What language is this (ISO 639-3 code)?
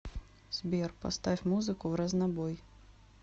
rus